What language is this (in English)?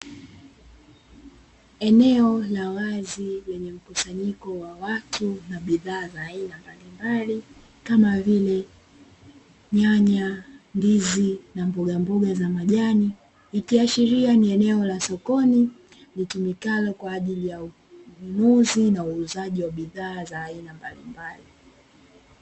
Swahili